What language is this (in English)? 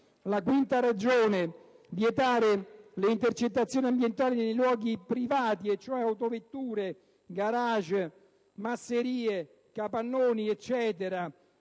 Italian